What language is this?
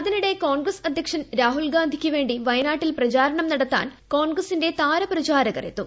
Malayalam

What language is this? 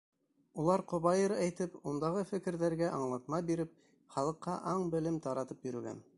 Bashkir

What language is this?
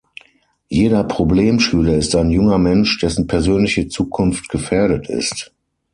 German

